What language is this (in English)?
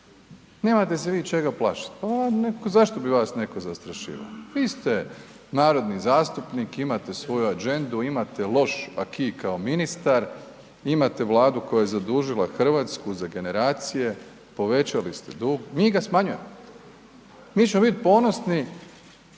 Croatian